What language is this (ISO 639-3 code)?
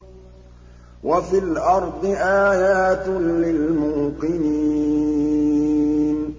ara